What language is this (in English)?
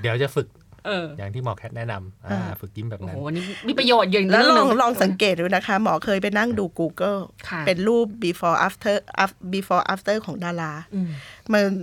Thai